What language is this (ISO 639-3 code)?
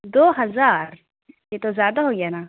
urd